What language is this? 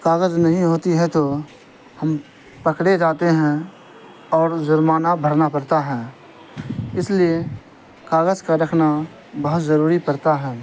Urdu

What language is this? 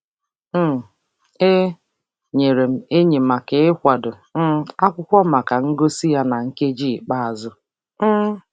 Igbo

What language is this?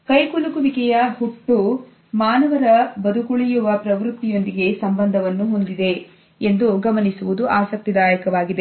Kannada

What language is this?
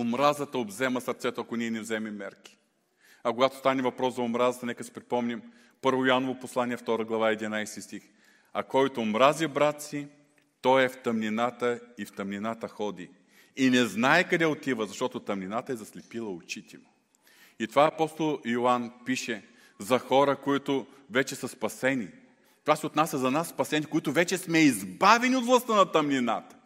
Bulgarian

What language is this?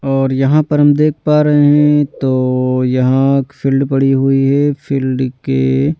Hindi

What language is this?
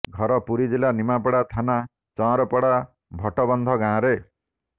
Odia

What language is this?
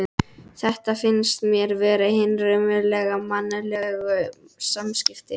Icelandic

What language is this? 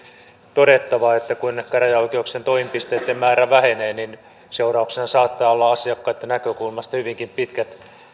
Finnish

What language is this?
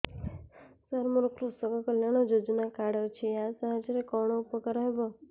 Odia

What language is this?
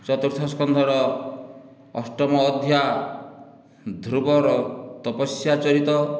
Odia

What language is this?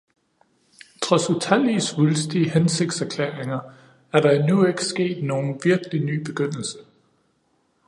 Danish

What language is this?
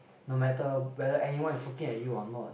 English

